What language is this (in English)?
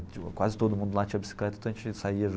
Portuguese